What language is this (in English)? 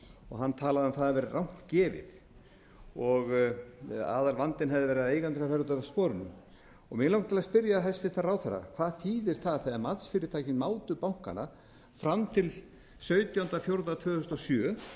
Icelandic